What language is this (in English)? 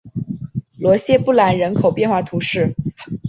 Chinese